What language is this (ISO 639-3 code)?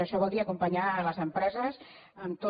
cat